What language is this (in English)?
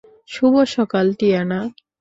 Bangla